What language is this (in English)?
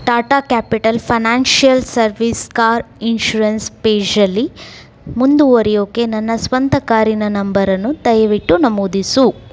Kannada